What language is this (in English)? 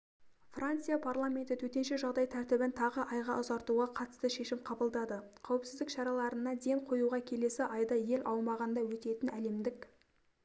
Kazakh